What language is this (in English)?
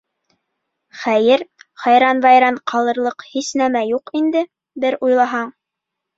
Bashkir